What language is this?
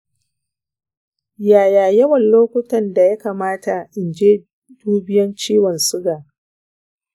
Hausa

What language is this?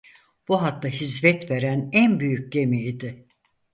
Turkish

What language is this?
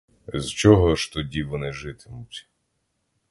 Ukrainian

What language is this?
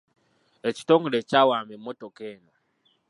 Ganda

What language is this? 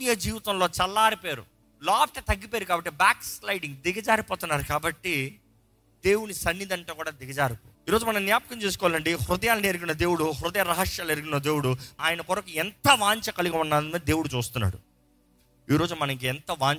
Telugu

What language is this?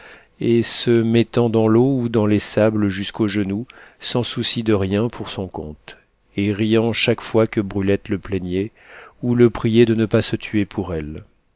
French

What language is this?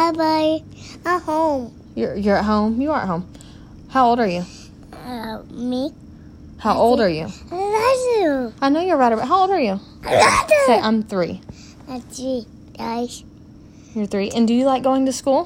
English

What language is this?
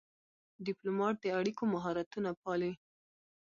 Pashto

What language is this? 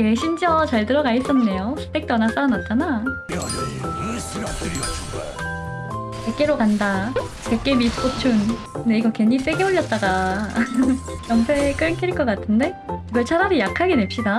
Korean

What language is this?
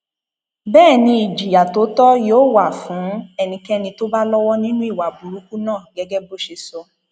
Yoruba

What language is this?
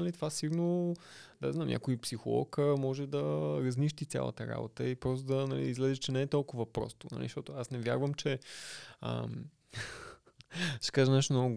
Bulgarian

